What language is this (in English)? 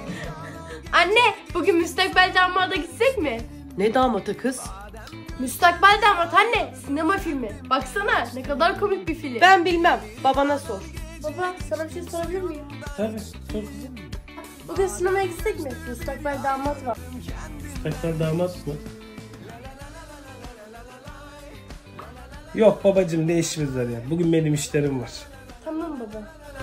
Turkish